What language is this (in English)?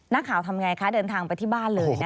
Thai